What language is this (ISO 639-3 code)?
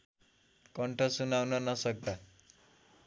nep